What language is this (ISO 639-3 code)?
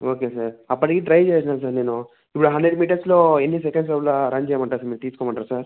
tel